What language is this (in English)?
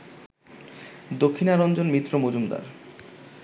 Bangla